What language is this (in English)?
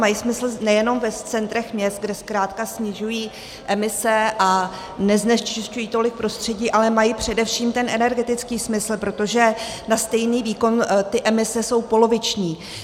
Czech